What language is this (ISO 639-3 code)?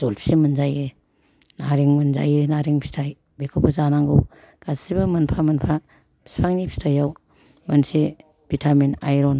brx